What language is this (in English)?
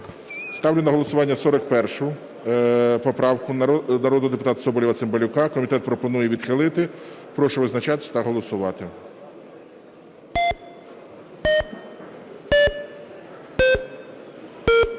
Ukrainian